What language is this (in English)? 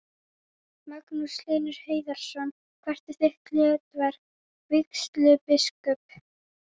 Icelandic